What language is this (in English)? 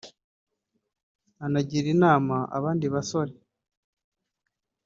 Kinyarwanda